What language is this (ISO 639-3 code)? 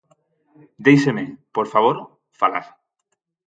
glg